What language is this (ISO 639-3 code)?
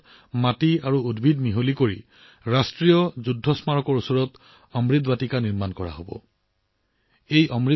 asm